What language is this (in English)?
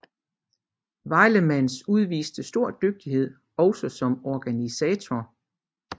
Danish